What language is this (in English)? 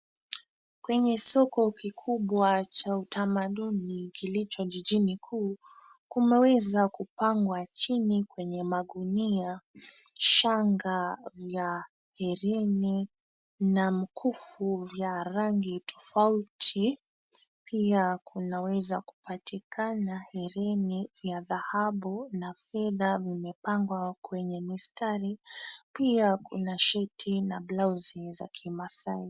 Swahili